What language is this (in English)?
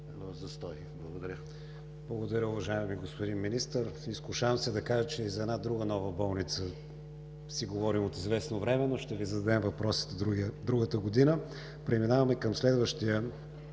Bulgarian